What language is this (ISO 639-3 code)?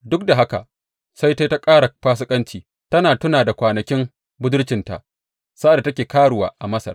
hau